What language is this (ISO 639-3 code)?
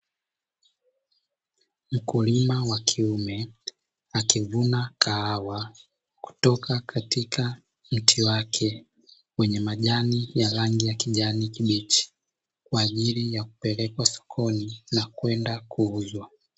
swa